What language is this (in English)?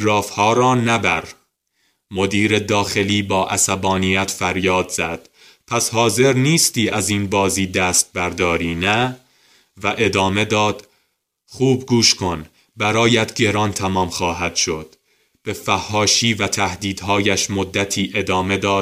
Persian